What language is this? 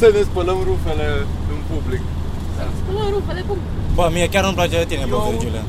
Romanian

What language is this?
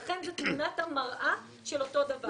Hebrew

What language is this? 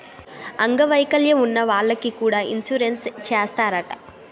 Telugu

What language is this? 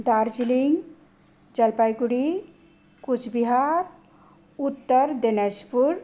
Nepali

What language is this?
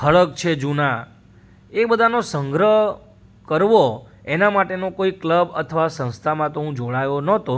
Gujarati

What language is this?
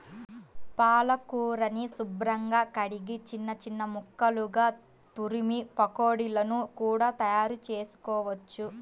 Telugu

